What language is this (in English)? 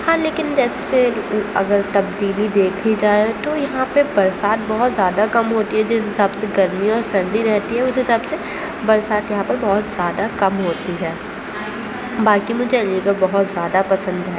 Urdu